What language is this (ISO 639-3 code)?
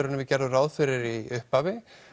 isl